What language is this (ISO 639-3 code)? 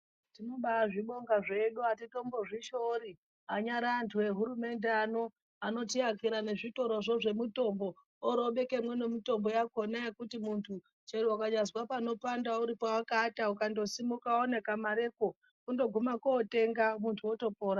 ndc